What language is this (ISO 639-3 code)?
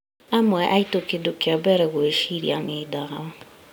kik